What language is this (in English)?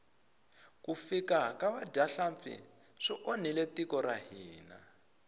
Tsonga